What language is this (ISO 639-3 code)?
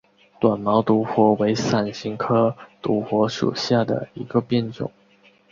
zho